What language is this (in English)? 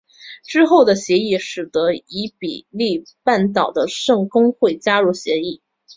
Chinese